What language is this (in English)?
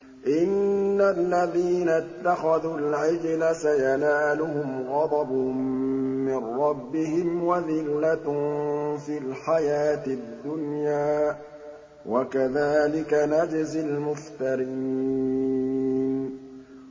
Arabic